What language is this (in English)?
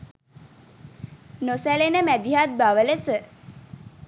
Sinhala